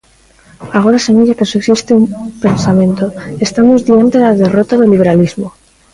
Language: Galician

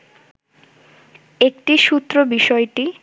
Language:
Bangla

